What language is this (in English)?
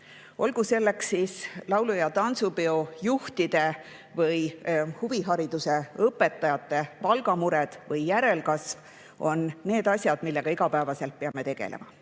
Estonian